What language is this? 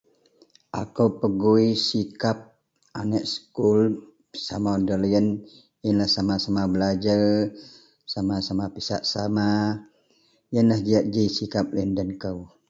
Central Melanau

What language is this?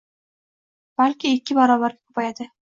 Uzbek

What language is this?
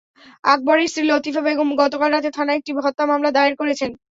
Bangla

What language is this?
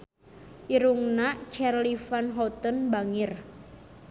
Sundanese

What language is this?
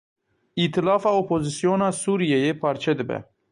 Kurdish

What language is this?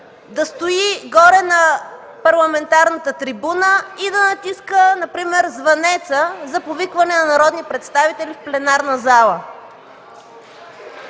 Bulgarian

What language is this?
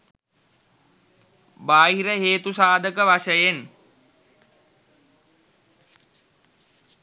Sinhala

